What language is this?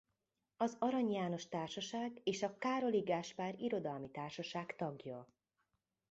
Hungarian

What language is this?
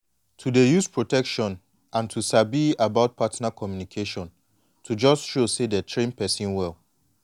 Nigerian Pidgin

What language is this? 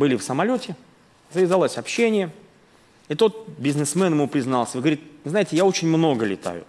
Russian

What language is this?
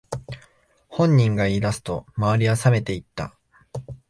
Japanese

